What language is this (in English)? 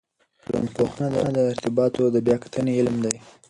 Pashto